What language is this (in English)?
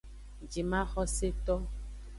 Aja (Benin)